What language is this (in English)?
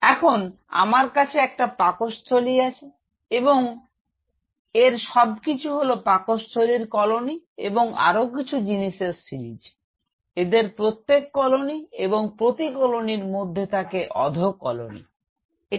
Bangla